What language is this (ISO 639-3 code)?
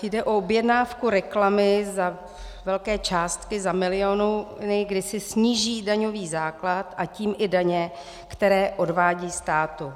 ces